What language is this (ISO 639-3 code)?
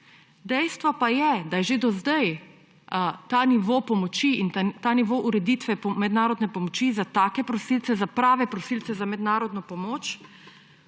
slv